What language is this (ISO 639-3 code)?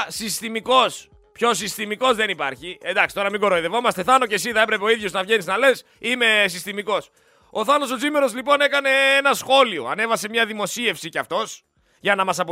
ell